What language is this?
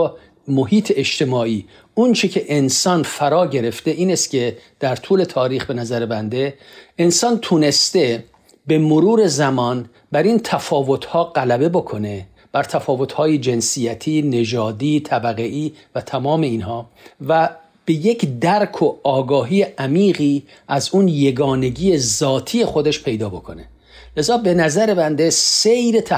Persian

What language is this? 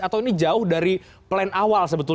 Indonesian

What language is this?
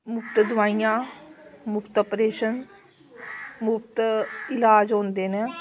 Dogri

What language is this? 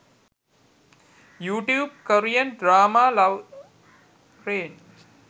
Sinhala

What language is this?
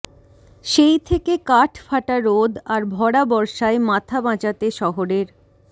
Bangla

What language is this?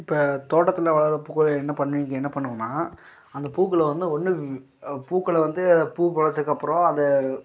Tamil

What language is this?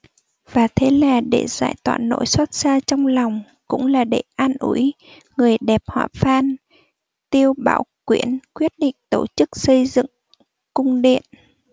Vietnamese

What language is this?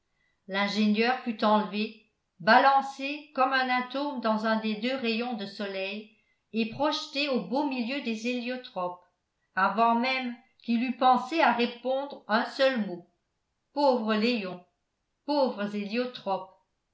French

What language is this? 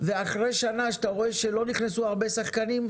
Hebrew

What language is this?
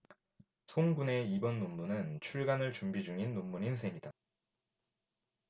Korean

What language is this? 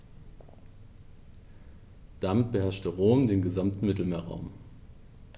German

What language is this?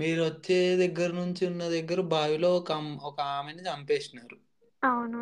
Telugu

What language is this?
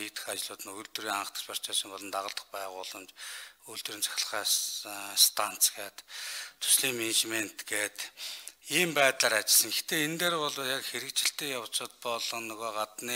Korean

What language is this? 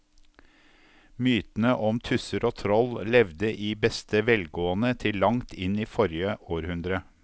Norwegian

